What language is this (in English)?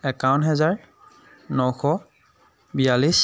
Assamese